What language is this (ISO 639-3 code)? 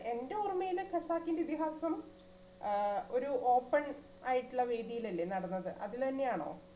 mal